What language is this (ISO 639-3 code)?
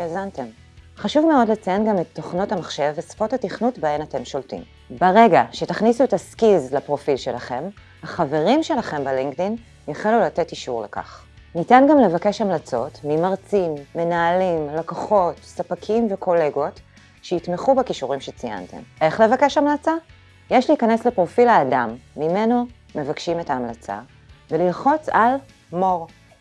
heb